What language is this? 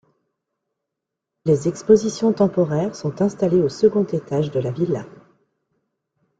French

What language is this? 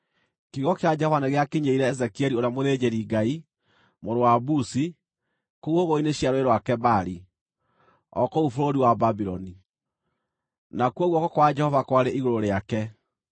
Kikuyu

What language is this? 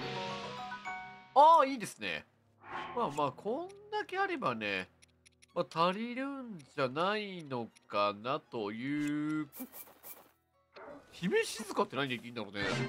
Japanese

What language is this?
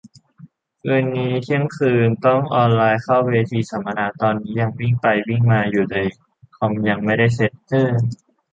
Thai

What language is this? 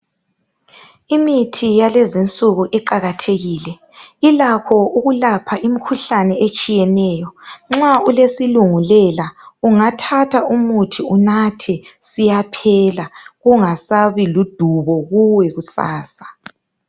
North Ndebele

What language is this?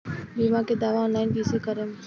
Bhojpuri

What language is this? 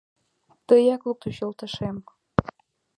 Mari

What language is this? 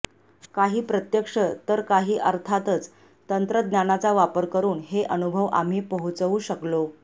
Marathi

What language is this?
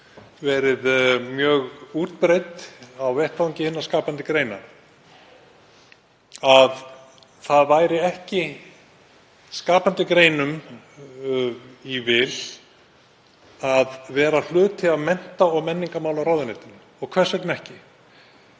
Icelandic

